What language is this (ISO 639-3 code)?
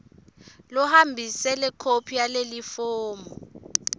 ssw